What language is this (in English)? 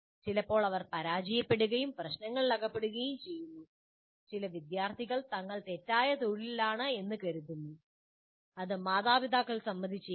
Malayalam